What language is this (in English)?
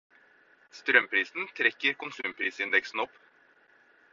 Norwegian Bokmål